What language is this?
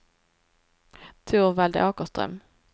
Swedish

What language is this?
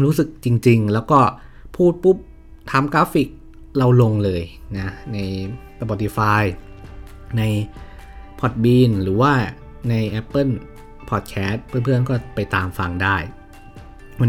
Thai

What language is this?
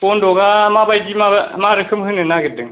Bodo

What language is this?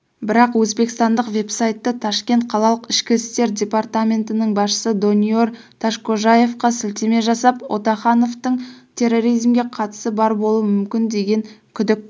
Kazakh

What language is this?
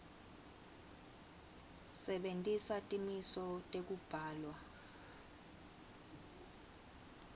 Swati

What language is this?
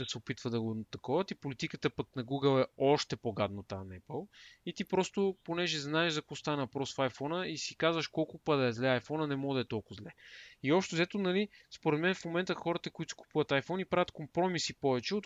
Bulgarian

